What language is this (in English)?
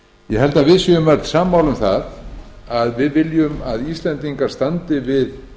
Icelandic